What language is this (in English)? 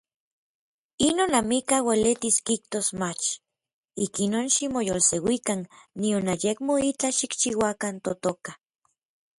Orizaba Nahuatl